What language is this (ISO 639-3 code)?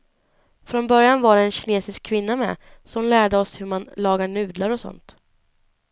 swe